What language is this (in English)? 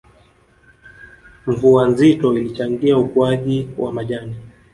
Swahili